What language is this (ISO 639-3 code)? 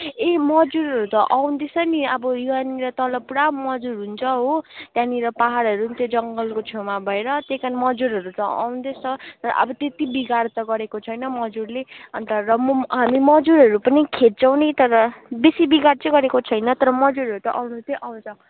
nep